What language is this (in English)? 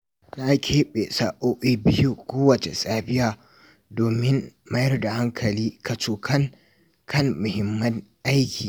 Hausa